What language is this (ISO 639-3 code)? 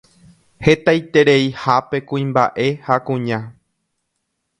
grn